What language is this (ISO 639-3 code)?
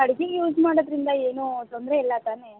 kan